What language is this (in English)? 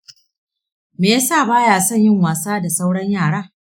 Hausa